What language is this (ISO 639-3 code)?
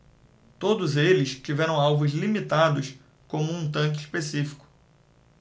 por